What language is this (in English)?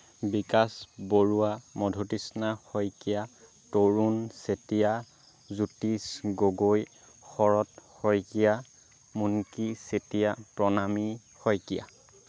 Assamese